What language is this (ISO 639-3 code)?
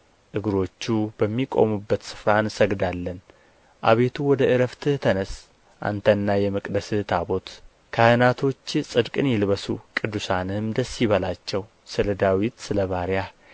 amh